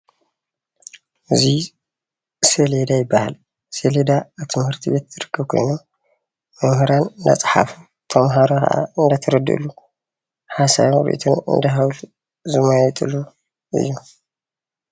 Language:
Tigrinya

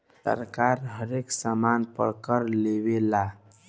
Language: Bhojpuri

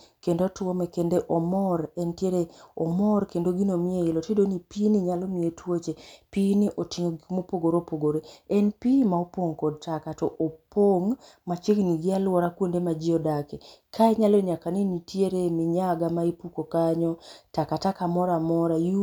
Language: Luo (Kenya and Tanzania)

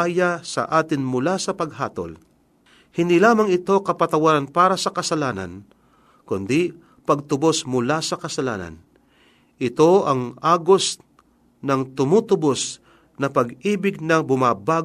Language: Filipino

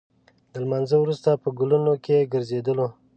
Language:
Pashto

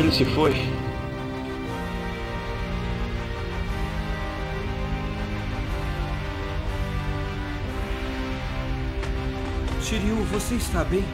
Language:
Portuguese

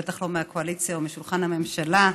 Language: Hebrew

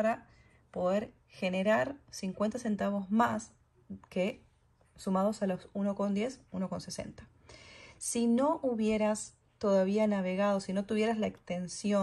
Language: Spanish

